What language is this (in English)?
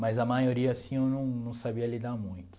Portuguese